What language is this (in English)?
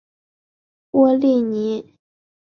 Chinese